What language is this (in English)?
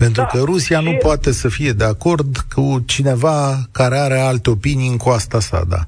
Romanian